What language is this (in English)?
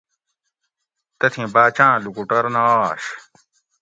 Gawri